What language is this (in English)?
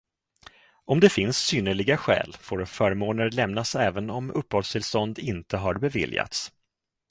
Swedish